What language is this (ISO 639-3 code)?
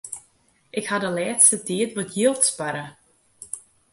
fry